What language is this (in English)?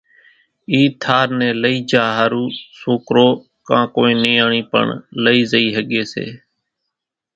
Kachi Koli